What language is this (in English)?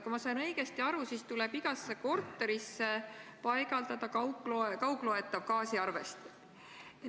Estonian